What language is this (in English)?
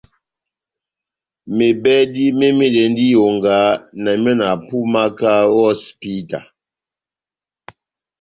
Batanga